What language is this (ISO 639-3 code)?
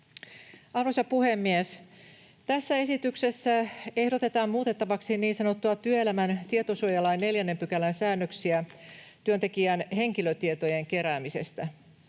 fin